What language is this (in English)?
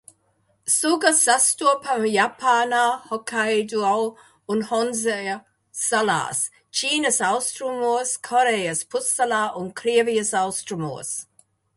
Latvian